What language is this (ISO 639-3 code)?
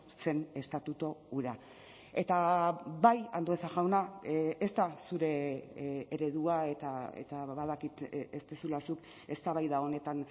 eus